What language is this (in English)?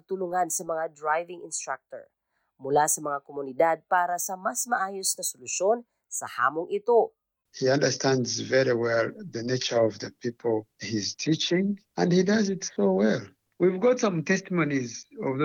Filipino